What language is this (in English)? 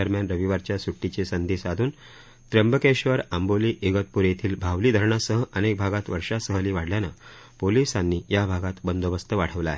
Marathi